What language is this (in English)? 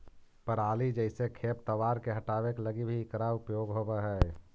Magahi